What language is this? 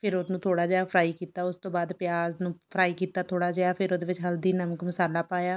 Punjabi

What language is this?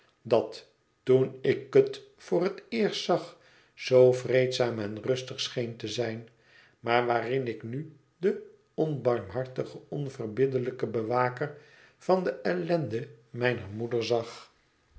Dutch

